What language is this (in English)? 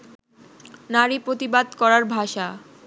Bangla